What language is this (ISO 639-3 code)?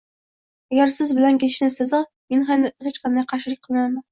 uzb